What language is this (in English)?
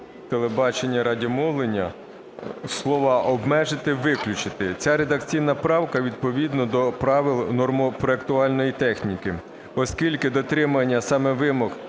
Ukrainian